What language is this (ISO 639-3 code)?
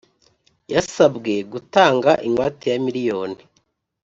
kin